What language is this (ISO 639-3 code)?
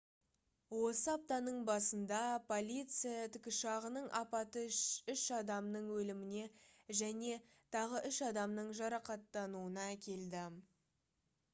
kaz